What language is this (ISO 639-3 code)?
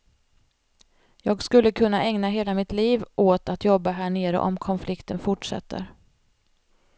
swe